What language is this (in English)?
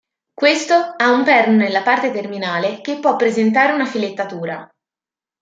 Italian